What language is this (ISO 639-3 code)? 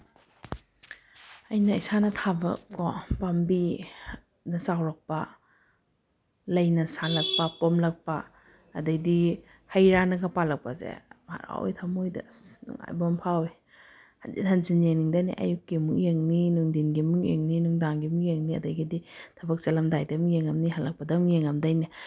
mni